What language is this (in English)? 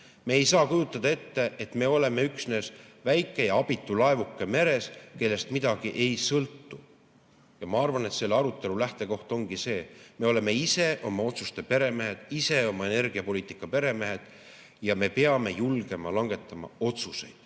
Estonian